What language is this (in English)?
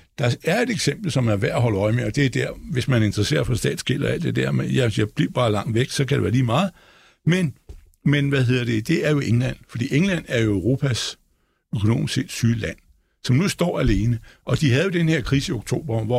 Danish